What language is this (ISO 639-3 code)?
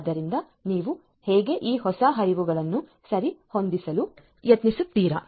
kan